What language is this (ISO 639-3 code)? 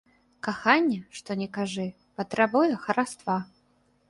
bel